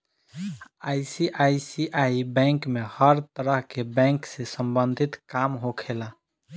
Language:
Bhojpuri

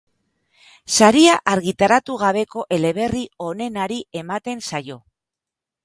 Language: Basque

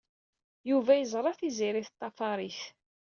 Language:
Kabyle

